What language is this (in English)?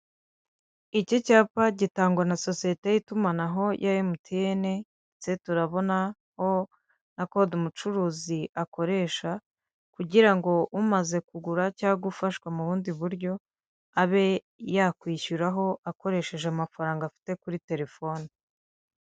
Kinyarwanda